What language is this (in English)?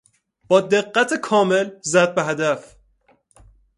Persian